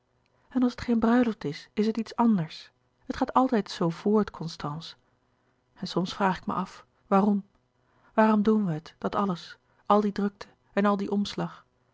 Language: Dutch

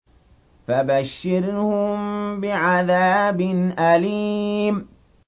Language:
Arabic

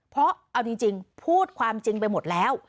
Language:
Thai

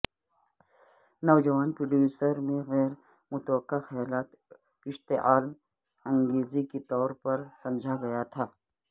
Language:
Urdu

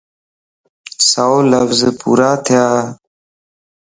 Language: Lasi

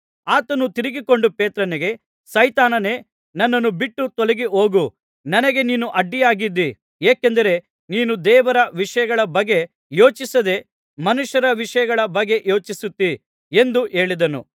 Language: Kannada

